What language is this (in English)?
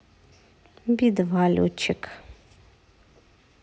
Russian